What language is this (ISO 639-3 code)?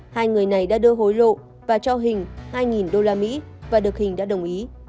vie